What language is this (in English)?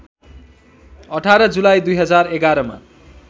Nepali